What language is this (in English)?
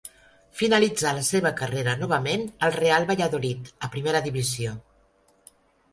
Catalan